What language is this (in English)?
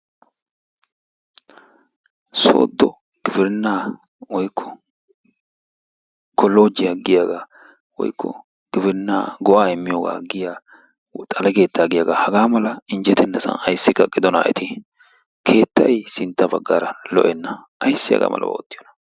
Wolaytta